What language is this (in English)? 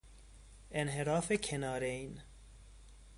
Persian